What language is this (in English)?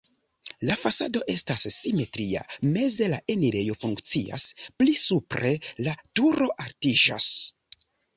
Esperanto